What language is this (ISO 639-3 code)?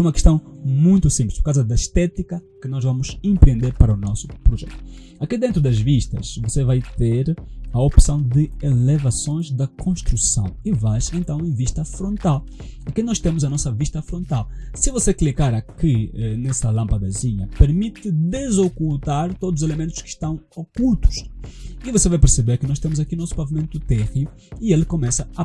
por